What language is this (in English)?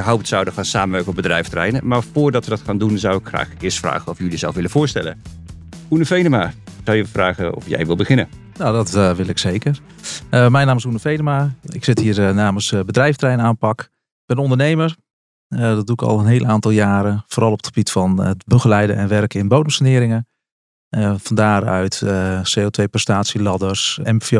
Dutch